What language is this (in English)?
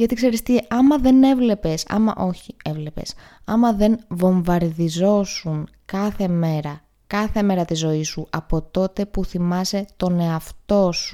Greek